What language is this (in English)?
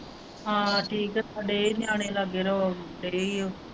Punjabi